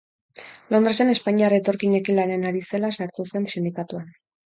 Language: Basque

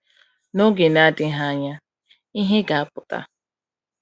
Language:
Igbo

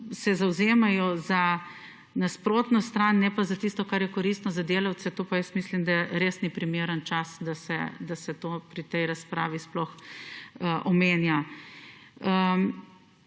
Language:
Slovenian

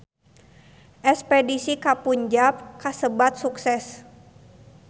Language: Sundanese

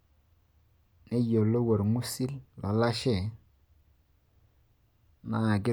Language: Masai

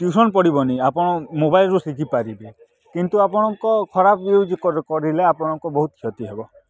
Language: Odia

